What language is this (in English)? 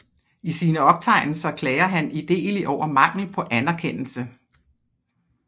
Danish